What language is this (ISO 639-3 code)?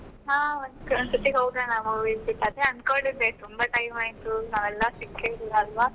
kan